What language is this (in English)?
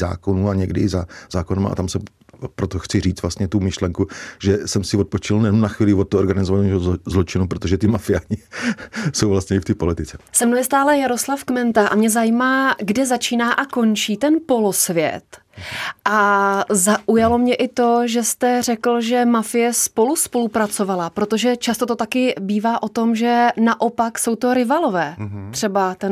Czech